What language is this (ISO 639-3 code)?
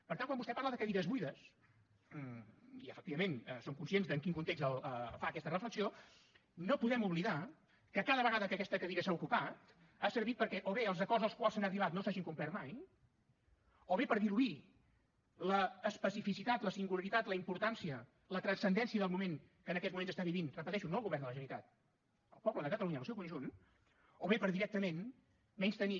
cat